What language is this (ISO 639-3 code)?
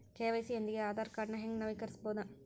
kan